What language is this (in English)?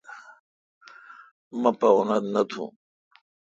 Kalkoti